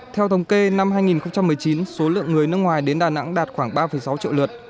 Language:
Vietnamese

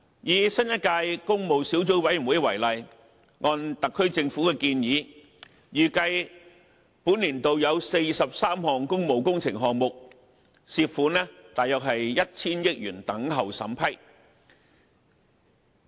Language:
Cantonese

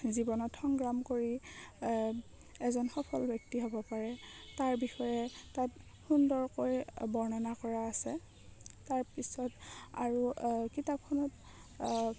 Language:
Assamese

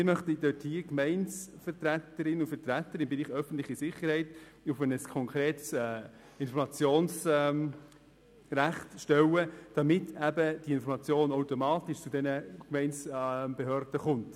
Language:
Swiss German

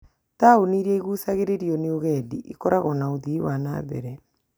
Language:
Kikuyu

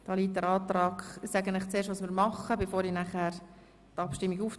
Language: Swiss German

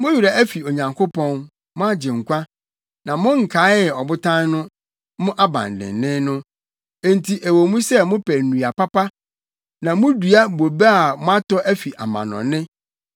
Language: Akan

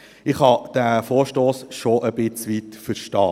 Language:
Swiss German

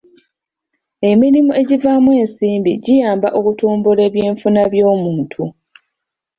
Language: Ganda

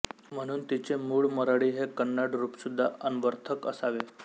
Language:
Marathi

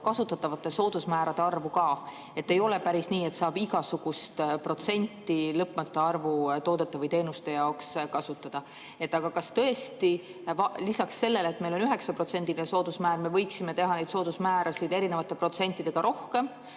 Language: Estonian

